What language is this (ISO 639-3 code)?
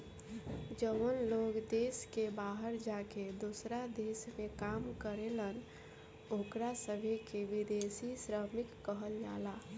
bho